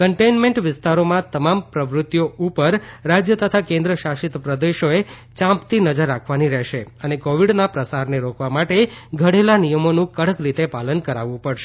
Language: Gujarati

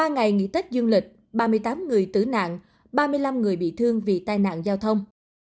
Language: Vietnamese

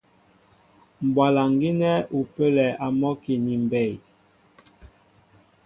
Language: Mbo (Cameroon)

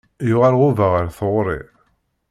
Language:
Kabyle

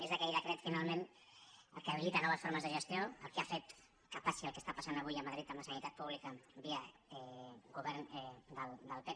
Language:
Catalan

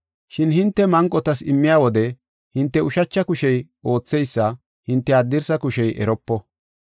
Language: Gofa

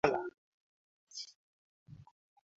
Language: Swahili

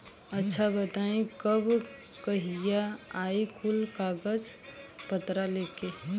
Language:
Bhojpuri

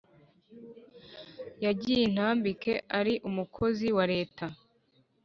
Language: Kinyarwanda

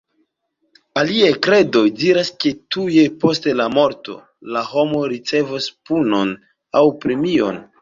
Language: Esperanto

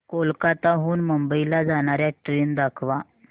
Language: Marathi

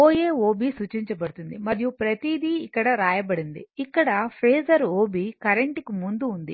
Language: Telugu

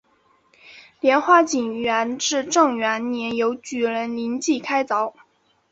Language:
Chinese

